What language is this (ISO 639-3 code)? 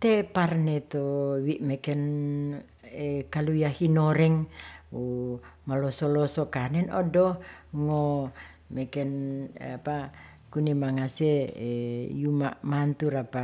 rth